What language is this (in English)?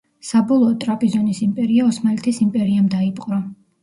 Georgian